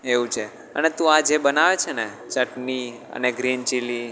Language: Gujarati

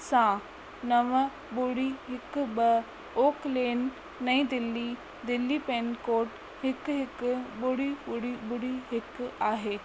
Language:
Sindhi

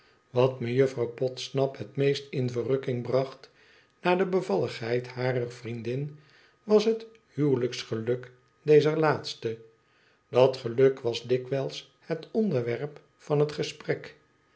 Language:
Dutch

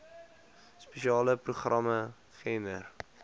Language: Afrikaans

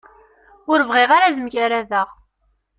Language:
Kabyle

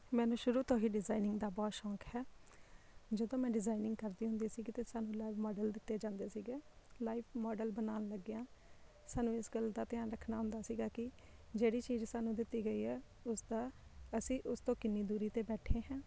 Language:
Punjabi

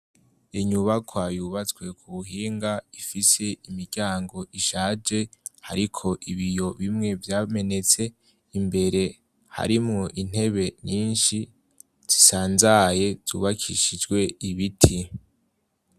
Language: Rundi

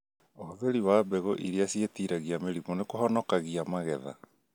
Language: Kikuyu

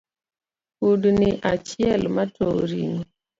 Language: Luo (Kenya and Tanzania)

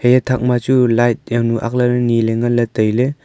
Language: Wancho Naga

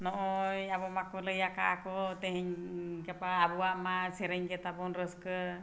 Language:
Santali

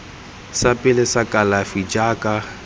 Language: Tswana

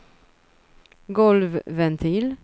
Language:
Swedish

